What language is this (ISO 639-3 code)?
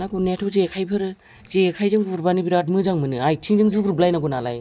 brx